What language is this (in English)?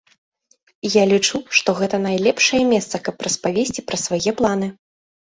Belarusian